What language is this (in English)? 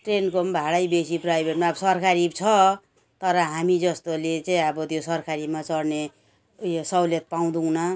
Nepali